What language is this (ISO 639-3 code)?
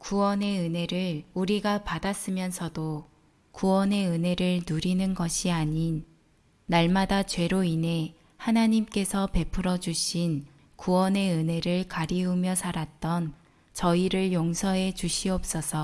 kor